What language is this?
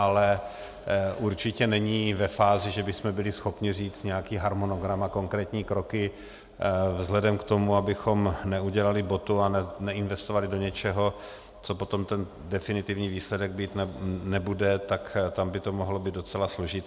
Czech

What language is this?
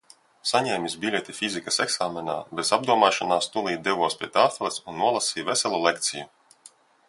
Latvian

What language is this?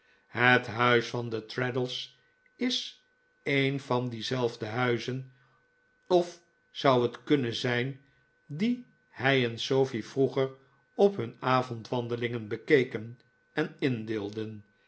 Dutch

